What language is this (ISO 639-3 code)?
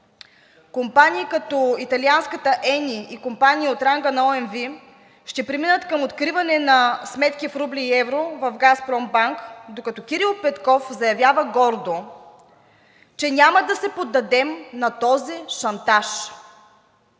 bul